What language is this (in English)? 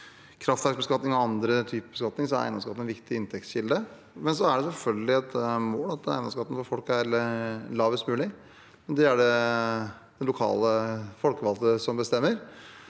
Norwegian